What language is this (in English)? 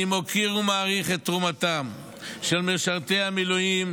Hebrew